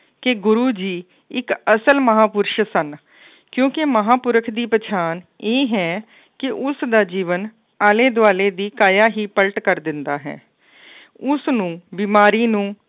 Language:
Punjabi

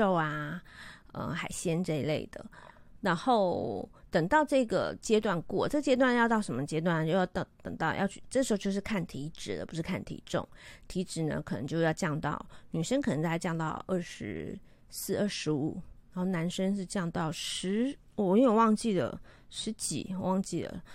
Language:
Chinese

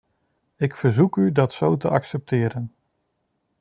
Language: Dutch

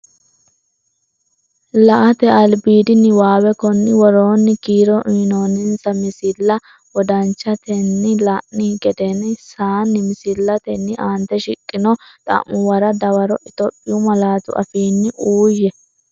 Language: Sidamo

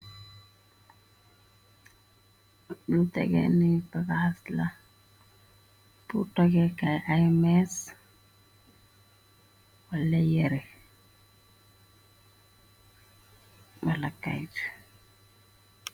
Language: Wolof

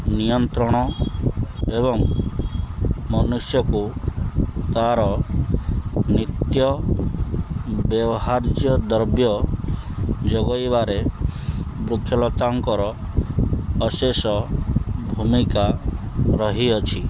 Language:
Odia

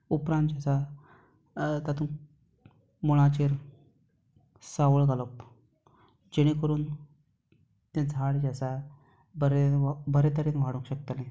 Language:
Konkani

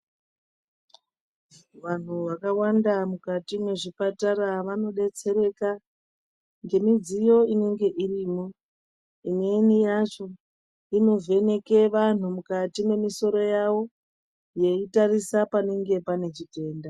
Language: Ndau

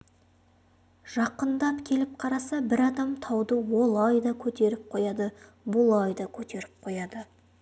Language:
Kazakh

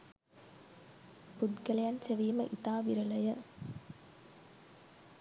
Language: Sinhala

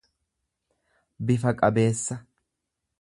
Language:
Oromo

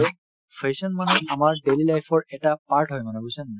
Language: Assamese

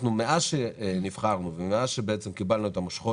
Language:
Hebrew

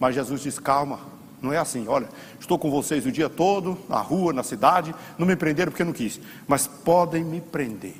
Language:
Portuguese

